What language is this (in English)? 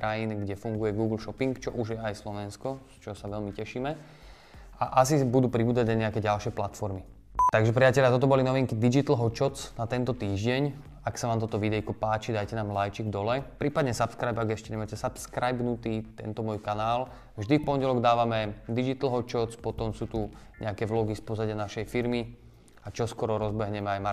Slovak